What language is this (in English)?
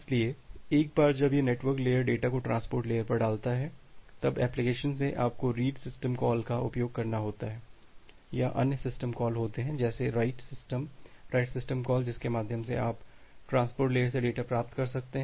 Hindi